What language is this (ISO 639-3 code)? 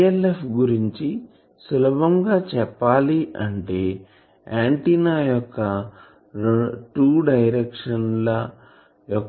tel